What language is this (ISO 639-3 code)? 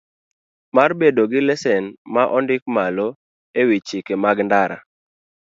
luo